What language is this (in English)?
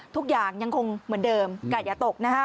Thai